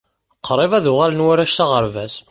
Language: Kabyle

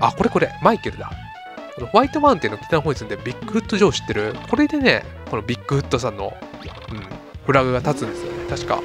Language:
Japanese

